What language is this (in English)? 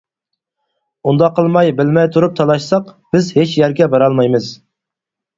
Uyghur